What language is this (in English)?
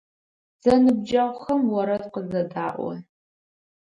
Adyghe